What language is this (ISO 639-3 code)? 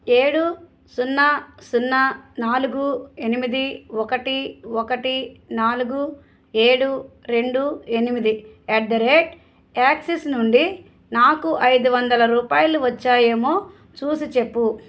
tel